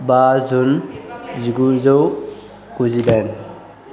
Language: Bodo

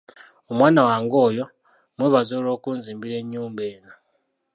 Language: Ganda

